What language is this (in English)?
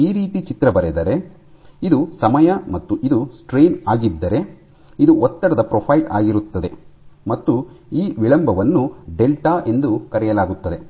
Kannada